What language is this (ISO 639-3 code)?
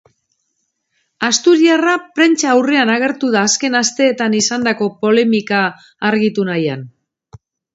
eus